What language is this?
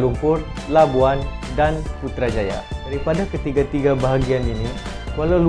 Malay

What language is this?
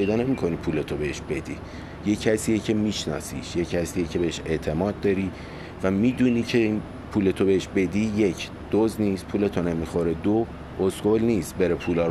Persian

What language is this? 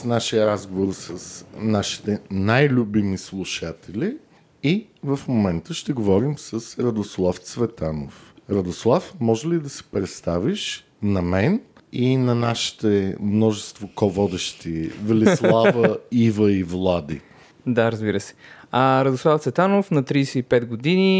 Bulgarian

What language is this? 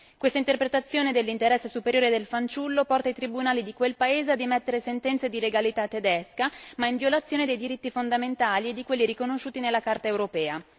Italian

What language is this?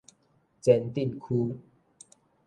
Min Nan Chinese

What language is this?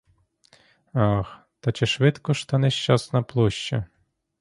Ukrainian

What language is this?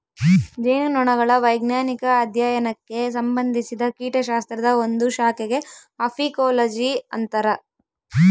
Kannada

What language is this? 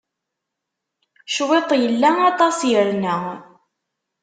Kabyle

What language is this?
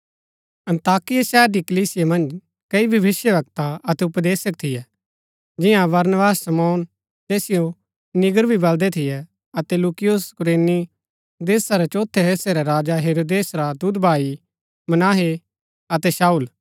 Gaddi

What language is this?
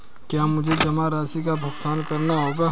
Hindi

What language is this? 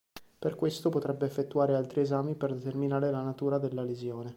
Italian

